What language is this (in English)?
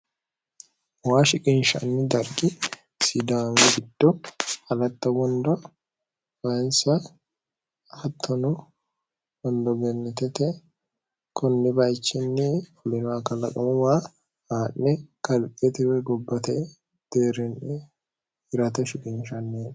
Sidamo